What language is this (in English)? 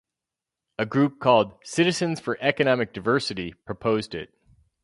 English